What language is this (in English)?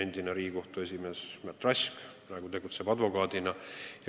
Estonian